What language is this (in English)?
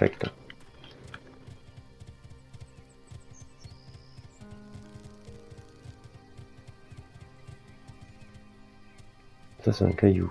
French